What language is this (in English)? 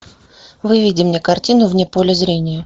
Russian